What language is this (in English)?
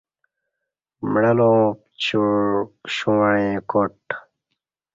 Kati